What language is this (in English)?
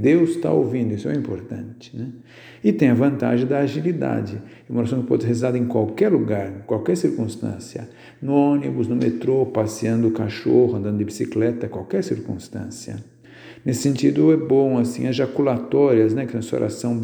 Portuguese